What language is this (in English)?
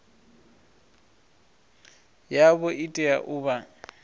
Venda